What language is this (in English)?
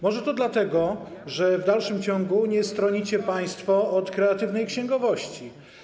Polish